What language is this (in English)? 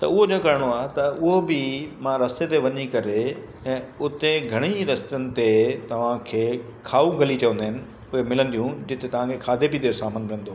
Sindhi